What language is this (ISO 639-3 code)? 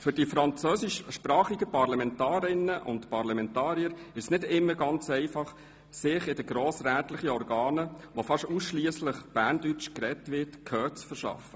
gsw